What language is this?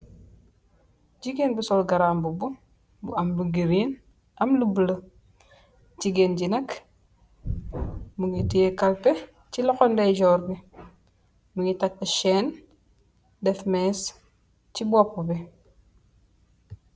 Wolof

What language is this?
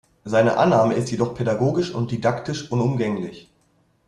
German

